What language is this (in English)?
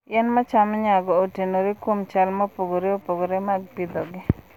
Luo (Kenya and Tanzania)